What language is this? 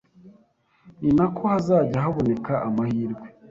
Kinyarwanda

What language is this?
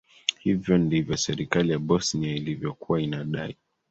Swahili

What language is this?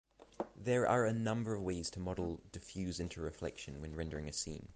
English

